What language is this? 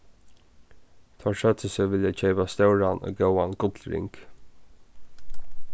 Faroese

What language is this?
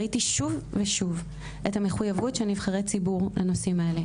Hebrew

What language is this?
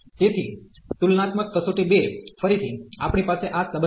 Gujarati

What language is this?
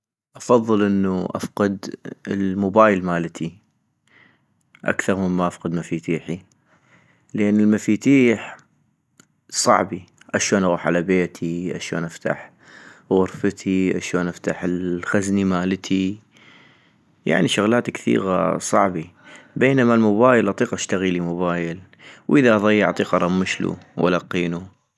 North Mesopotamian Arabic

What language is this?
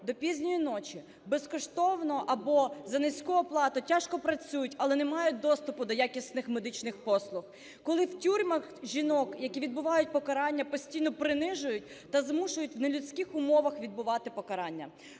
Ukrainian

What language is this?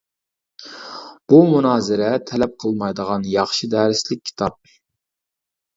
Uyghur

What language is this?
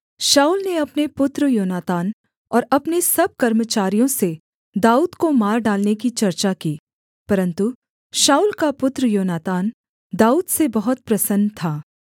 Hindi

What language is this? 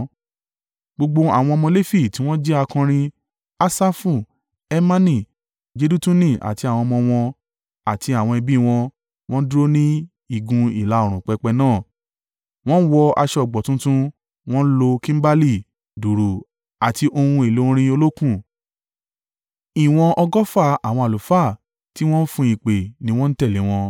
Yoruba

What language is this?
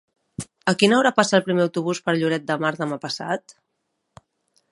Catalan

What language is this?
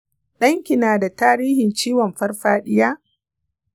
Hausa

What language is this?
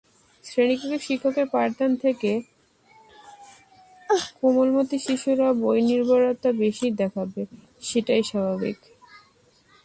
Bangla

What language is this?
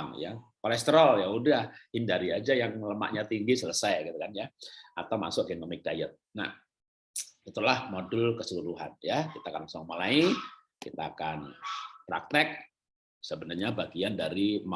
Indonesian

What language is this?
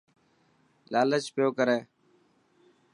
Dhatki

